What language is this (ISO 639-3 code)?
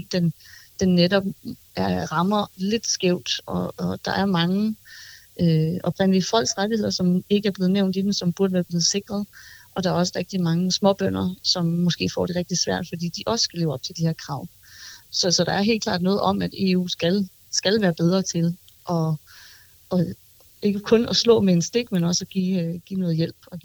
dan